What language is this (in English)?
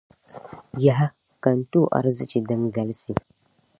Dagbani